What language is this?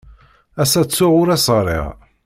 Kabyle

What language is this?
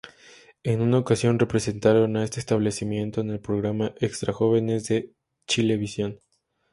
Spanish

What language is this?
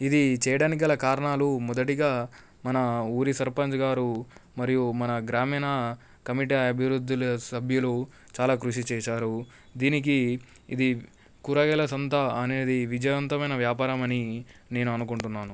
Telugu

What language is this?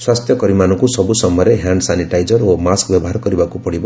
Odia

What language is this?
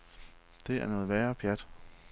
Danish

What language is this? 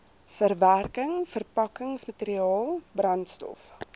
Afrikaans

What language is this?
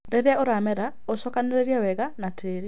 Kikuyu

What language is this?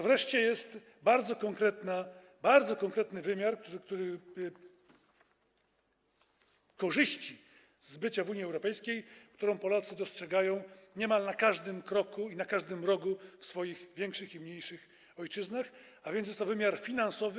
Polish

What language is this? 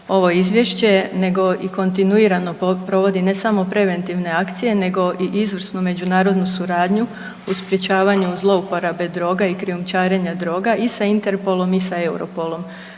Croatian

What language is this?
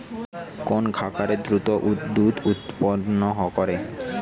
Bangla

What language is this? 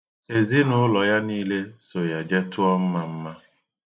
Igbo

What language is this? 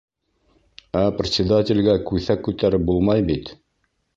Bashkir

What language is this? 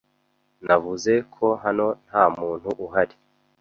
Kinyarwanda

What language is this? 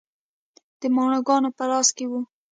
Pashto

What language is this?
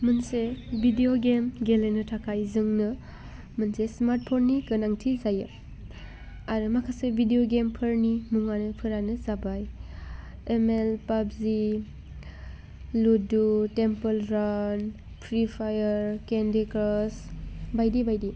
Bodo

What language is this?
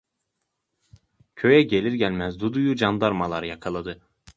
Turkish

